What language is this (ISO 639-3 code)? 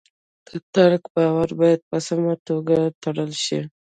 pus